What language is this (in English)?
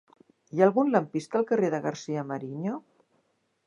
Catalan